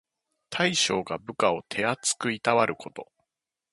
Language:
Japanese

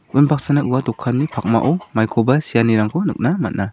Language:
Garo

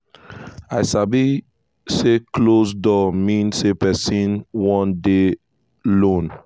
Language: Nigerian Pidgin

